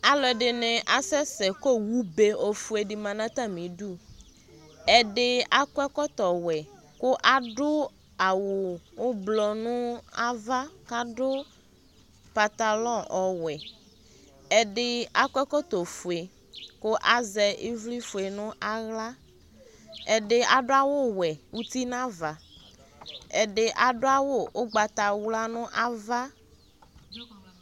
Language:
Ikposo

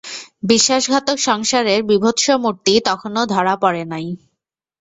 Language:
Bangla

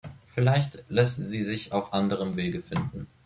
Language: German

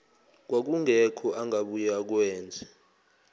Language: Zulu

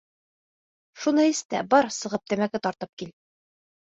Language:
Bashkir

